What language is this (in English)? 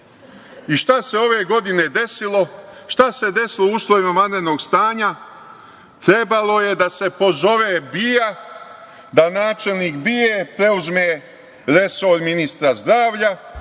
Serbian